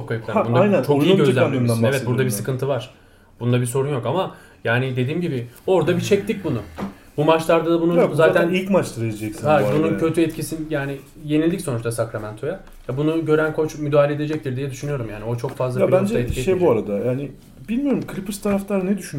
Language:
Turkish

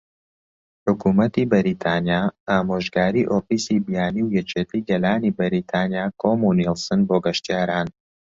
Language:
Central Kurdish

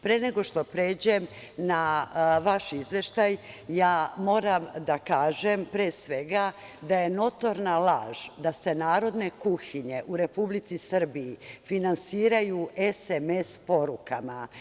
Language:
Serbian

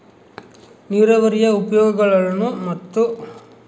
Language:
Kannada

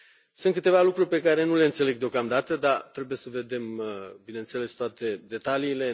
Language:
Romanian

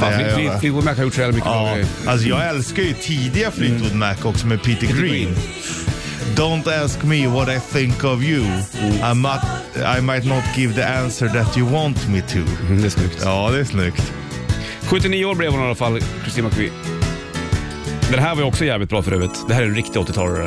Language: Swedish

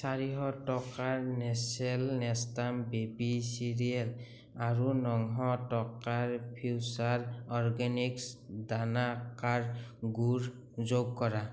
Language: Assamese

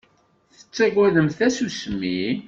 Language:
Kabyle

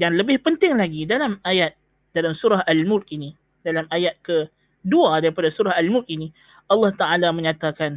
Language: Malay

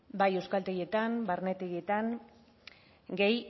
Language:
Basque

